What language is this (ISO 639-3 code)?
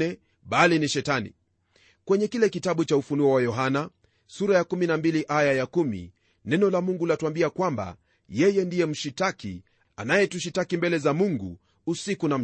swa